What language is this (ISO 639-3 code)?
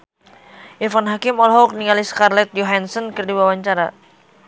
sun